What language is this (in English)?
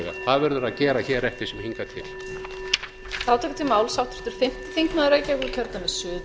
Icelandic